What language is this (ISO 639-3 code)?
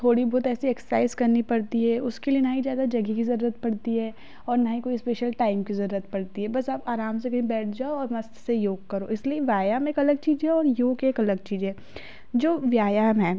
hin